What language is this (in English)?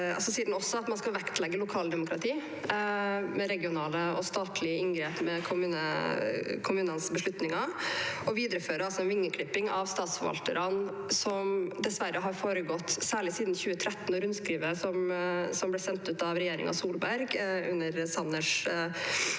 Norwegian